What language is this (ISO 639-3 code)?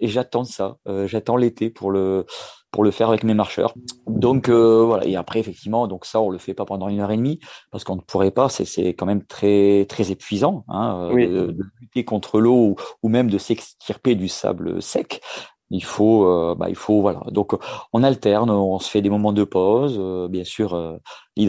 fra